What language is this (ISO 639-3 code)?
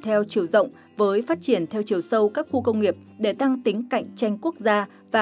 vie